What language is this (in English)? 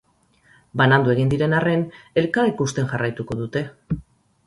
Basque